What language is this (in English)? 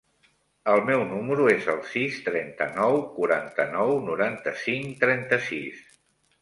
Catalan